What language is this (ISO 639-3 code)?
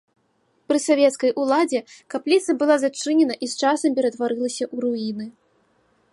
bel